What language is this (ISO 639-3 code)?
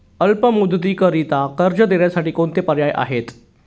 mar